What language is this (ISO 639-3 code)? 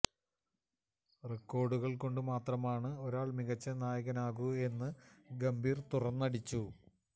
mal